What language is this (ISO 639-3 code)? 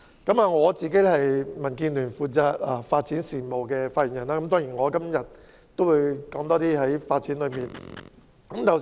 yue